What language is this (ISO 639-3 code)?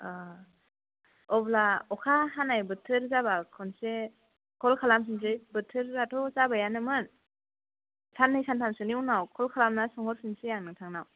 brx